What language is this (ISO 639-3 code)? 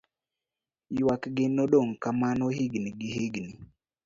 luo